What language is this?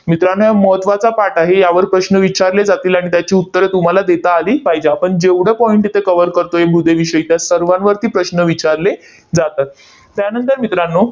Marathi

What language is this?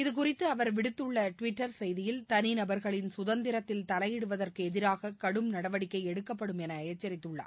Tamil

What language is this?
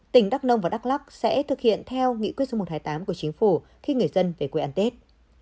Vietnamese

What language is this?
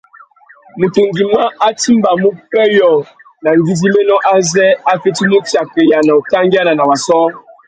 Tuki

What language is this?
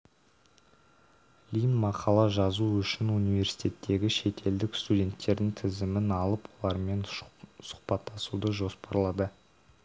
Kazakh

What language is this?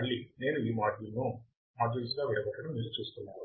Telugu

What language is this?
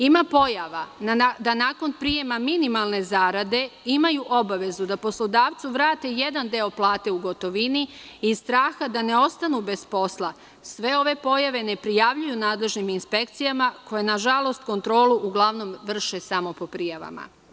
Serbian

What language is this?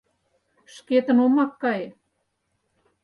Mari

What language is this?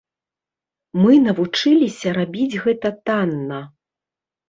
Belarusian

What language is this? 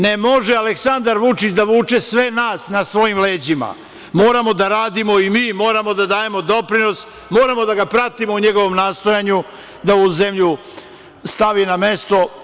Serbian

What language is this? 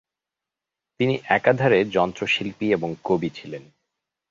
Bangla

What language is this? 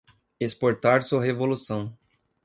Portuguese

